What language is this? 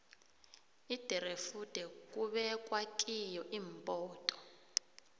South Ndebele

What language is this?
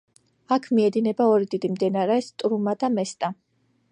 Georgian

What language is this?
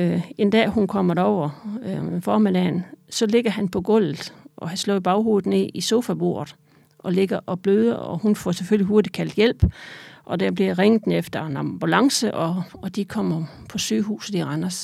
Danish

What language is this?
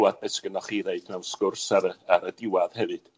Welsh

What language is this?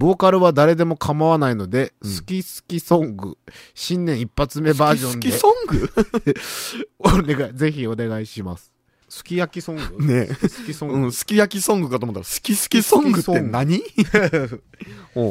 Japanese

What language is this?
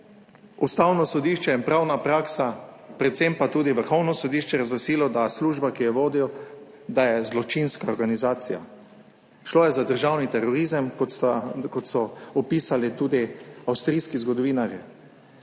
Slovenian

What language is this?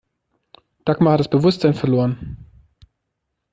German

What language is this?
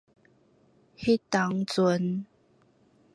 Min Nan Chinese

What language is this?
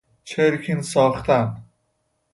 Persian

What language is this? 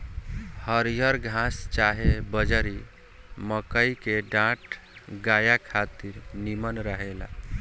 Bhojpuri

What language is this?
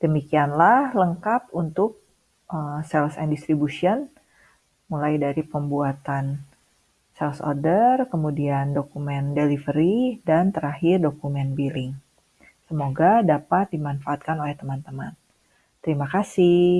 Indonesian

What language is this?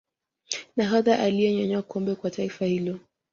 Swahili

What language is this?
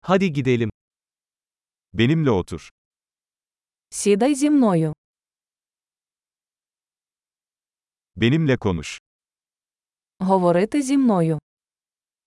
Turkish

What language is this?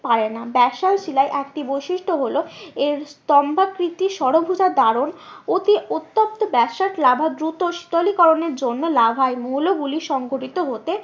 Bangla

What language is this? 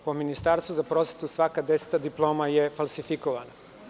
Serbian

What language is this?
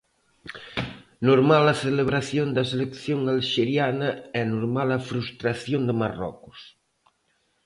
Galician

